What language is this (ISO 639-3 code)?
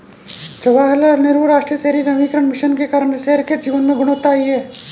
hin